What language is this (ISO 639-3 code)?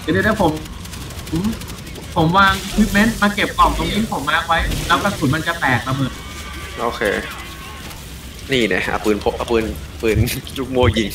tha